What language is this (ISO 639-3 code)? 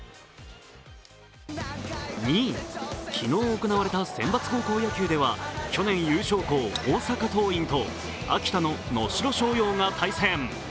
jpn